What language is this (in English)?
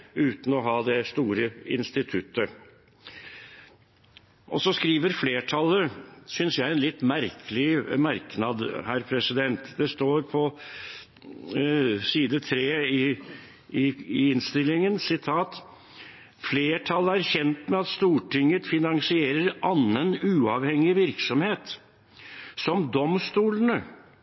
Norwegian Bokmål